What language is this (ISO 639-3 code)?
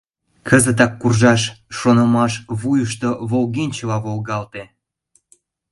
chm